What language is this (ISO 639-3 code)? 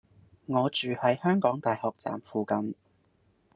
yue